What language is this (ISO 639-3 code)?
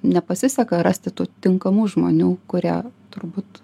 lit